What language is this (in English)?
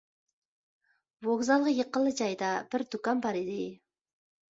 Uyghur